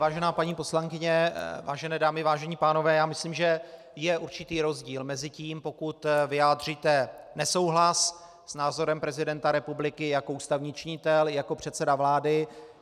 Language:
Czech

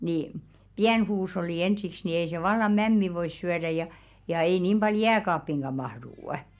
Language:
Finnish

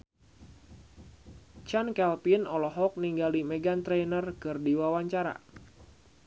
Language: Sundanese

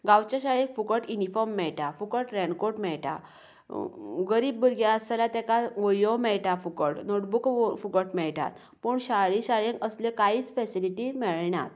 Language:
Konkani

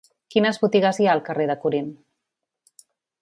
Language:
Catalan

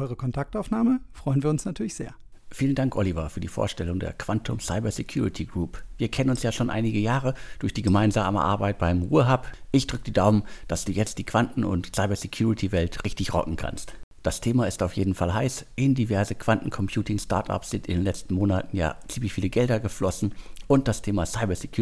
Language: German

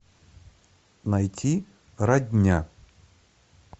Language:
Russian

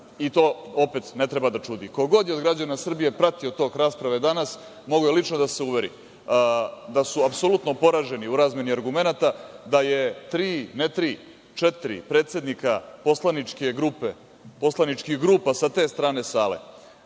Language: Serbian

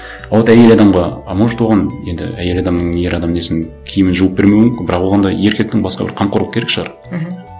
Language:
Kazakh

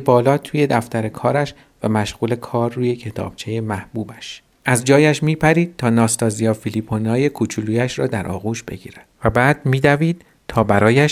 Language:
Persian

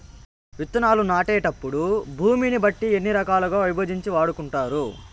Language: Telugu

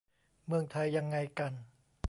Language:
Thai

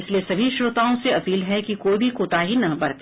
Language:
Hindi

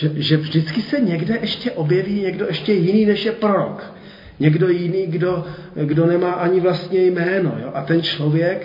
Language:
Czech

